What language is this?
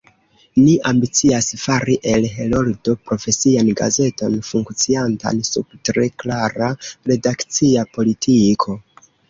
Esperanto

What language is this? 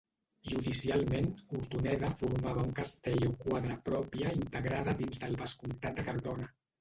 Catalan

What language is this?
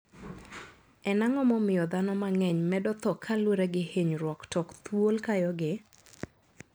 Luo (Kenya and Tanzania)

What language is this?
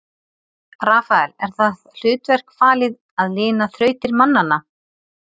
Icelandic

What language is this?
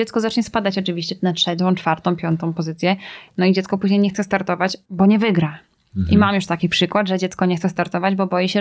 Polish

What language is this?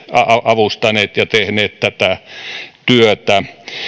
Finnish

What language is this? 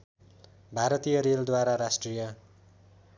Nepali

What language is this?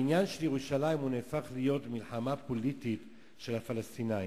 Hebrew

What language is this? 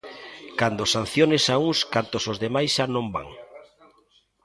Galician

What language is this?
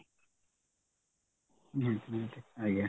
Odia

